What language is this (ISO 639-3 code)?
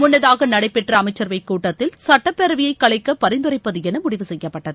tam